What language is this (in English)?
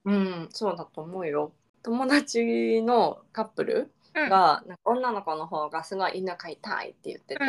Japanese